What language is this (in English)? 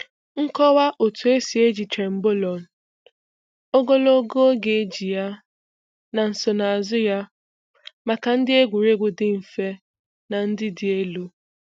Igbo